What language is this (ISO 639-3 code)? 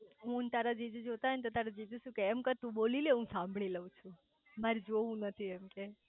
guj